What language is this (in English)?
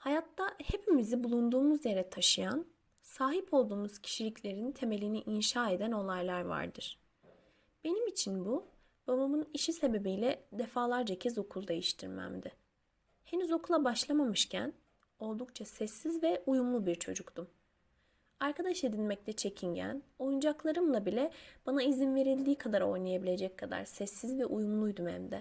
Turkish